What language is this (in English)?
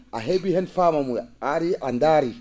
Fula